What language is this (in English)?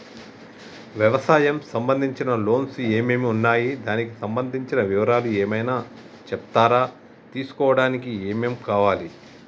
Telugu